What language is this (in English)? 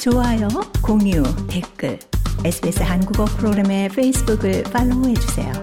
Korean